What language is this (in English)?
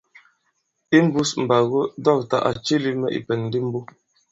Bankon